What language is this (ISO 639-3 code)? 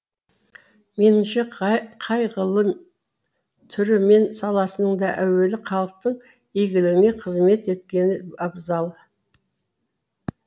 kaz